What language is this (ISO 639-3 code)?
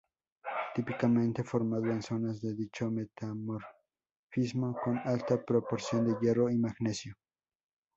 spa